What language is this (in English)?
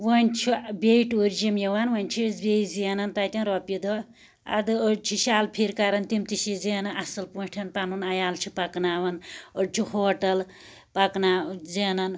Kashmiri